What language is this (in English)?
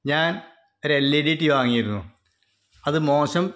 Malayalam